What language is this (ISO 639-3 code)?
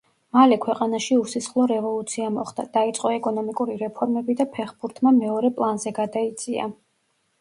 kat